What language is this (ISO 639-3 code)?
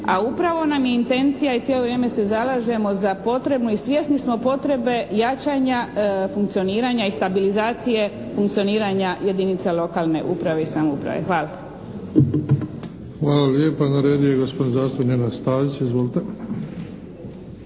hrv